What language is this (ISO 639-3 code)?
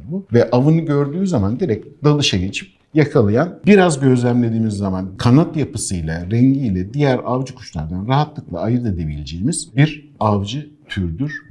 tur